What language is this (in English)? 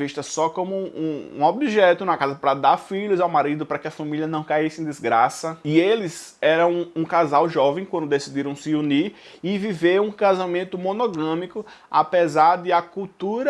Portuguese